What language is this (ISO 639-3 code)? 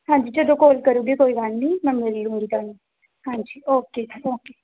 pan